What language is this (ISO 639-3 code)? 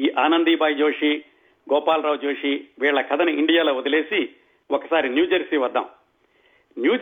tel